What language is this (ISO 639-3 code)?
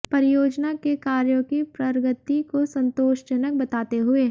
hin